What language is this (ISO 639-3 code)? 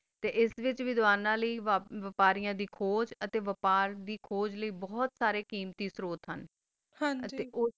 pan